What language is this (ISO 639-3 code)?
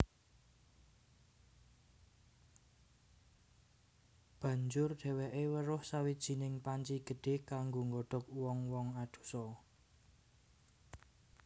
jav